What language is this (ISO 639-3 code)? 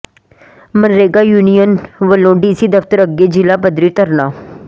pan